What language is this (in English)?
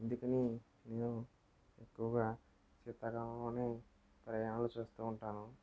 Telugu